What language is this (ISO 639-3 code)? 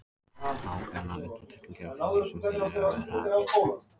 isl